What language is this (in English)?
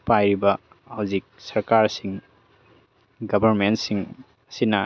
Manipuri